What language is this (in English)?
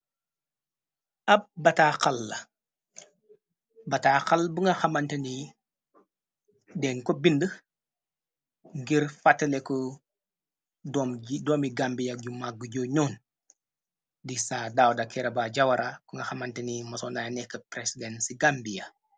Wolof